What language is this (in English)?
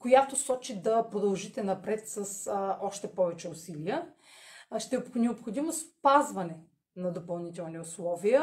Bulgarian